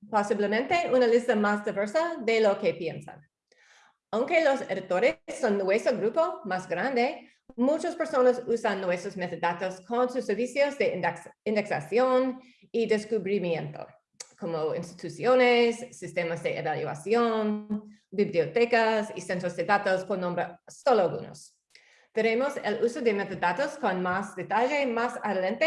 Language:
Spanish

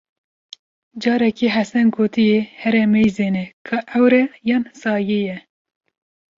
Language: Kurdish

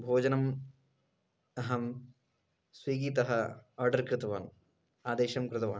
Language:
Sanskrit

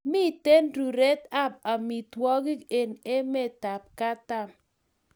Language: Kalenjin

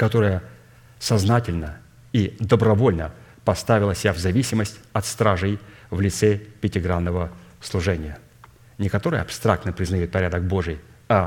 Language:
Russian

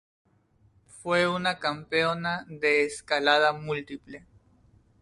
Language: Spanish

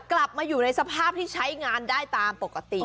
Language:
Thai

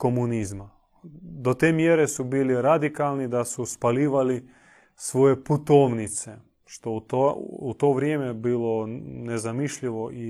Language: Croatian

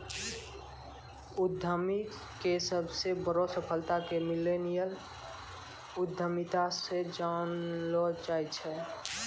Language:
Maithili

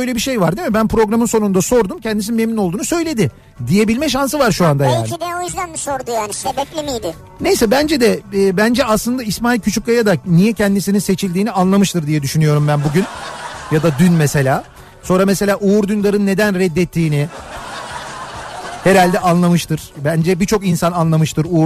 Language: Turkish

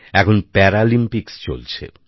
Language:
Bangla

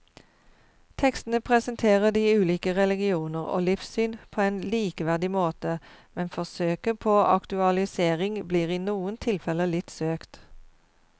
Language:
Norwegian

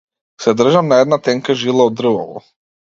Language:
Macedonian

